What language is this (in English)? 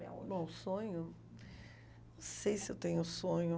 Portuguese